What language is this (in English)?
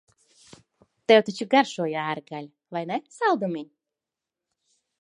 Latvian